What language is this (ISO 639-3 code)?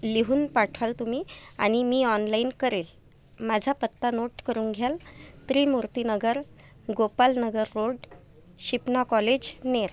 mar